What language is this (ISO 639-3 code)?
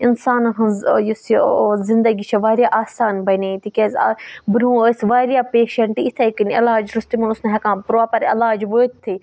kas